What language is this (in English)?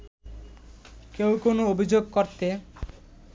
Bangla